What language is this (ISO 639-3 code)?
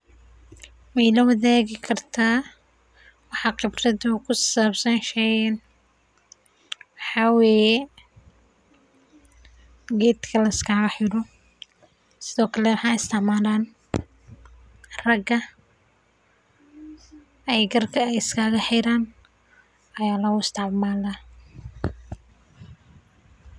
som